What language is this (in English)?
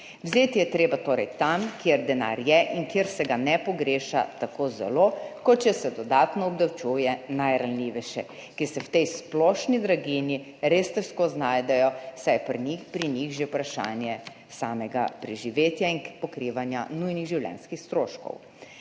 Slovenian